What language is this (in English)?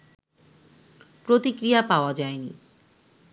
Bangla